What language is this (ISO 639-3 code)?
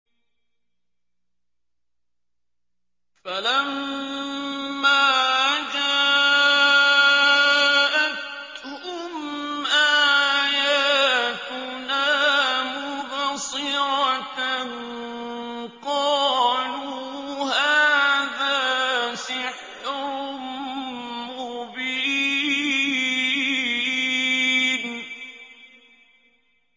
ara